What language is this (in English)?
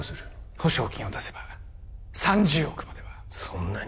Japanese